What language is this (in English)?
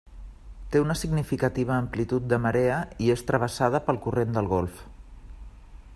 Catalan